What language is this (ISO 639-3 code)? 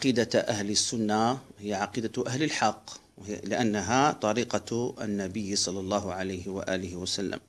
ara